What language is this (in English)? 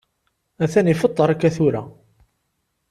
Kabyle